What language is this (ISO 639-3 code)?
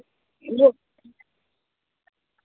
doi